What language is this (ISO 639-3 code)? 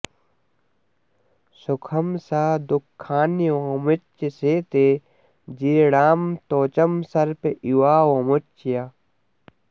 san